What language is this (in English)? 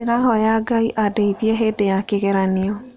Kikuyu